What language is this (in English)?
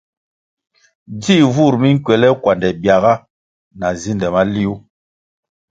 Kwasio